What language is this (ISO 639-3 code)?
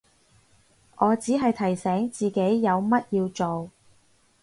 yue